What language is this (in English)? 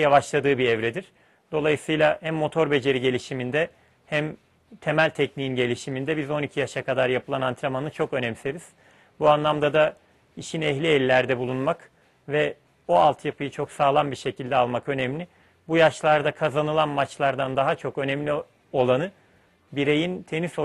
Turkish